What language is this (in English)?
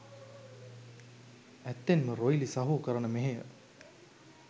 Sinhala